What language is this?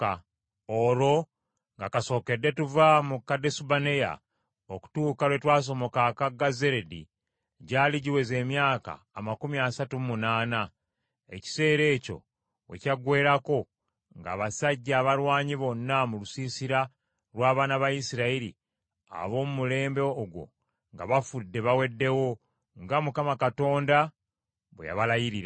Ganda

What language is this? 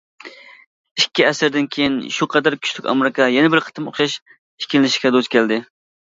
Uyghur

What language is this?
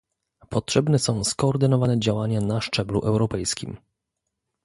Polish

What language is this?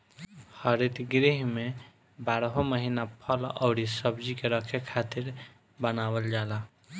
Bhojpuri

